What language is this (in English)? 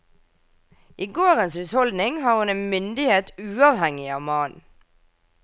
Norwegian